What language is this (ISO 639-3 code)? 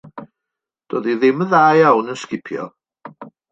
cym